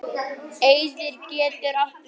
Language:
Icelandic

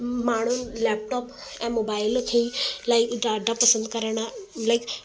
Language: Sindhi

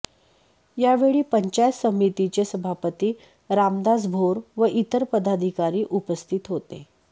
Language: Marathi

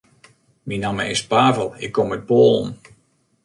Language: Western Frisian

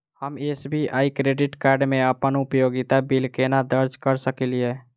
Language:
Maithili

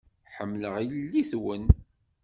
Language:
Kabyle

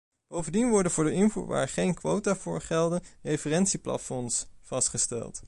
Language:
Dutch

